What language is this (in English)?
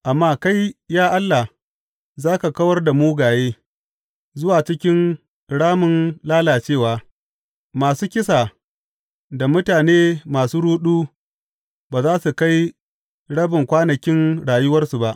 Hausa